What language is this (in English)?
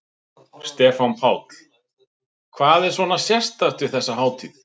Icelandic